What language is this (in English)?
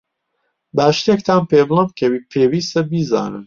Central Kurdish